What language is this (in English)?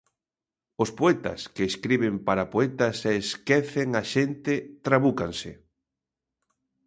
Galician